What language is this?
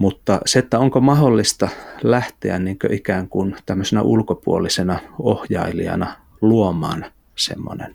Finnish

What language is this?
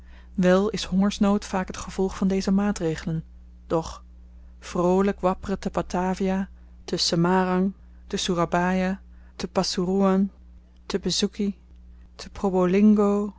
Dutch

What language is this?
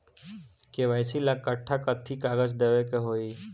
Bhojpuri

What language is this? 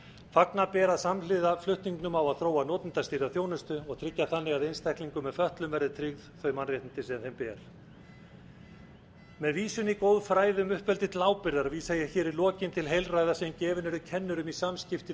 Icelandic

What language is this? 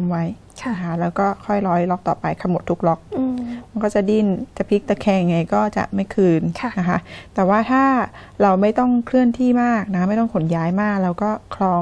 Thai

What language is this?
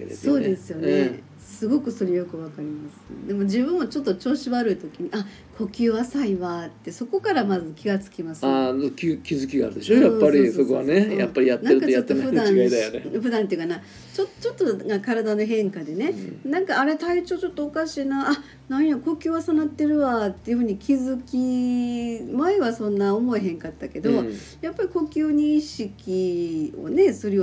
Japanese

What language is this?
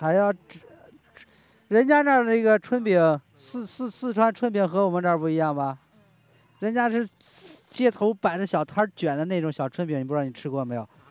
Chinese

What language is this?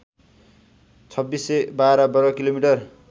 Nepali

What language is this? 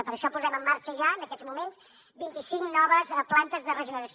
Catalan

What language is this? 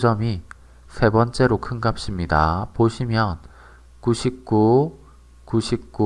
Korean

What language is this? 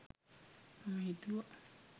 Sinhala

